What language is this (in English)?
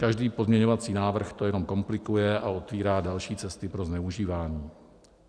Czech